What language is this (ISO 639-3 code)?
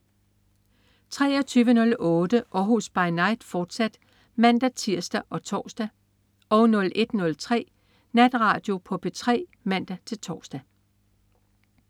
dan